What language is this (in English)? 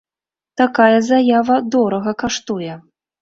Belarusian